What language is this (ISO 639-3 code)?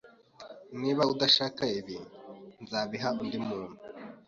kin